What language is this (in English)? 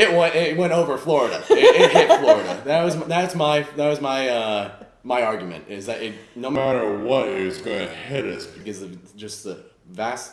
English